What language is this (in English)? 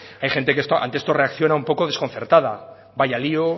Spanish